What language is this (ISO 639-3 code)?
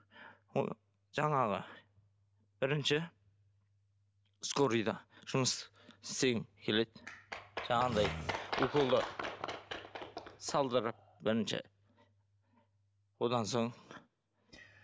kaz